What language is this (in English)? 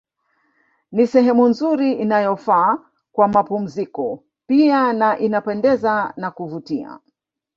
Swahili